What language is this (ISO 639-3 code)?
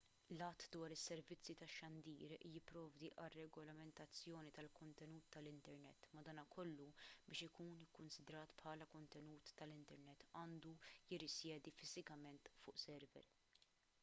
mlt